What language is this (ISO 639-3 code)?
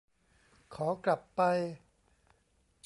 tha